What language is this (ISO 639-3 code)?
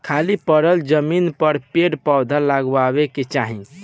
bho